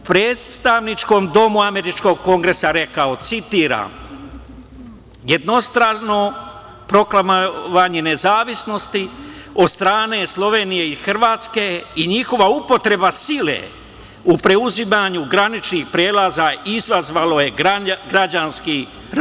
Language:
Serbian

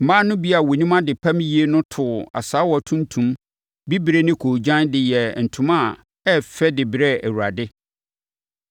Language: Akan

